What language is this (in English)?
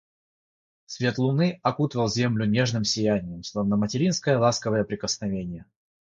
Russian